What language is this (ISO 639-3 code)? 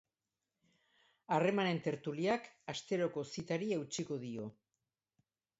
eus